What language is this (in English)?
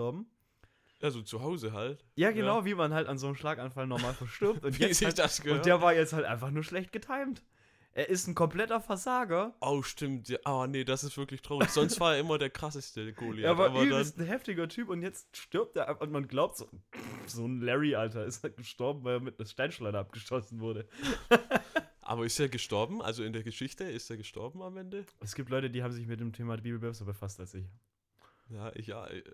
German